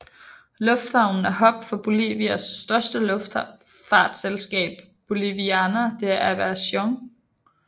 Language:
Danish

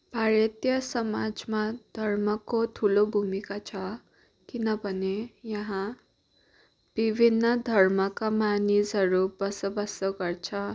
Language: Nepali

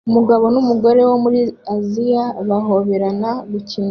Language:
Kinyarwanda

